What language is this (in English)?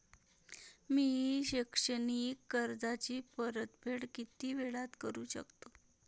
Marathi